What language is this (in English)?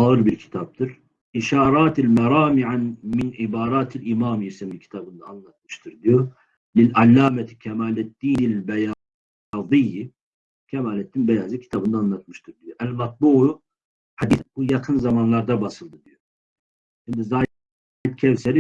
Turkish